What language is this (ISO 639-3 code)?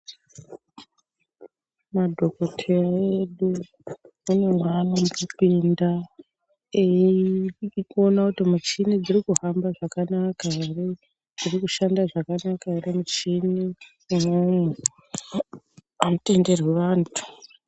ndc